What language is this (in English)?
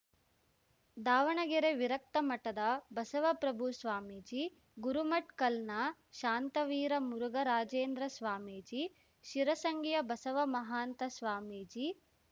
Kannada